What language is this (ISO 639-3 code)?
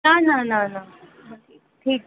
snd